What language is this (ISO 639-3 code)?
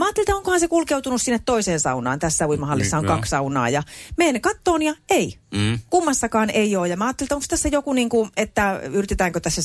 fin